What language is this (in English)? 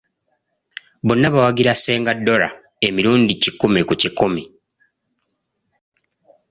Ganda